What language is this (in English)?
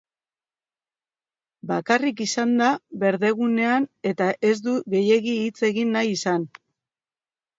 Basque